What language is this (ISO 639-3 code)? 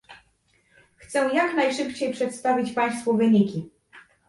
pol